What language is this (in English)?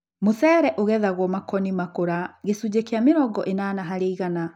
Kikuyu